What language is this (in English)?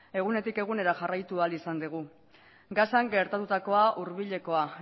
Basque